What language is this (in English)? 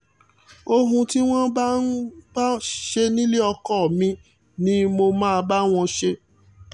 Yoruba